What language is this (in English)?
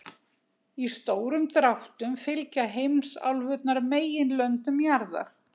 Icelandic